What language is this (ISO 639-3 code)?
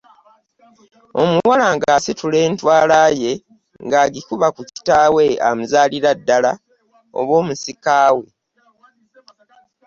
lug